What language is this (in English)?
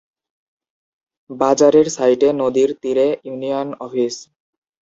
Bangla